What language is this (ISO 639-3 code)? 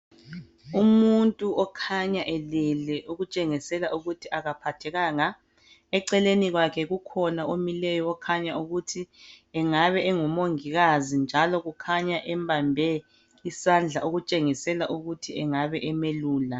nde